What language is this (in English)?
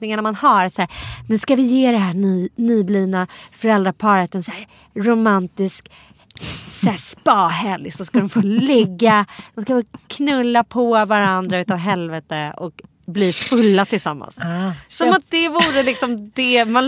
Swedish